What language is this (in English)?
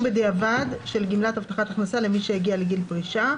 Hebrew